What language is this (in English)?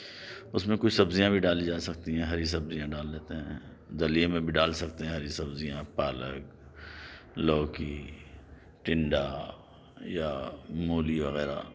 Urdu